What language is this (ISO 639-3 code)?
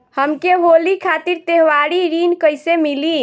bho